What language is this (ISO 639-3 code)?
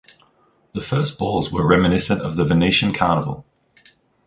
eng